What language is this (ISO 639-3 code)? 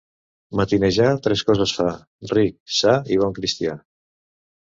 cat